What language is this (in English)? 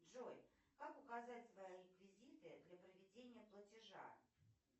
Russian